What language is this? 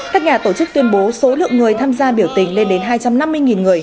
Vietnamese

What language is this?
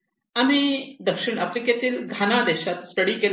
Marathi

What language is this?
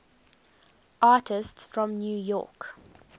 English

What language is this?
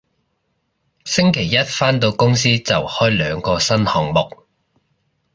Cantonese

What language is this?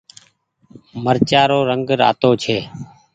Goaria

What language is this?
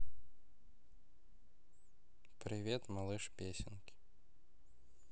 Russian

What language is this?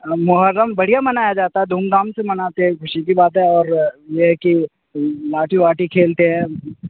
Urdu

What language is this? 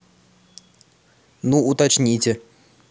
Russian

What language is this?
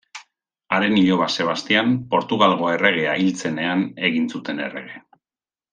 Basque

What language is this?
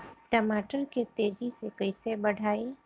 Bhojpuri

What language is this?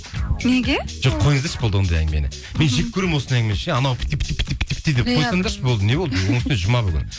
Kazakh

